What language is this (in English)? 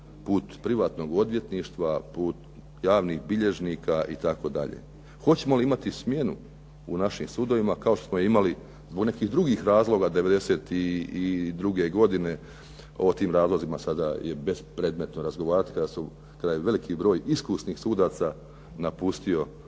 Croatian